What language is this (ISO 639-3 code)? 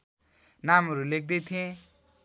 nep